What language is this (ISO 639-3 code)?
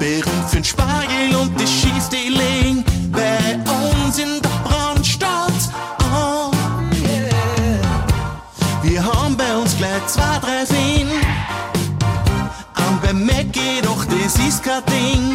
deu